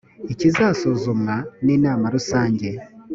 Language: Kinyarwanda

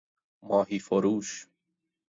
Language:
Persian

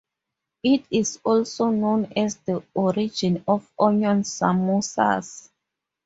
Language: English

